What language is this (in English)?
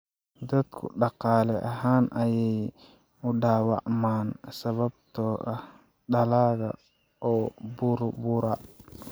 Somali